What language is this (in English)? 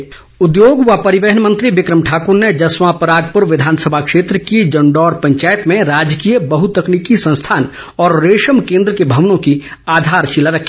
Hindi